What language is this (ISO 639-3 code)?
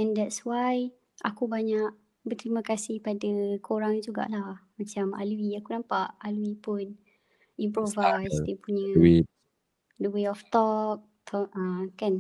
msa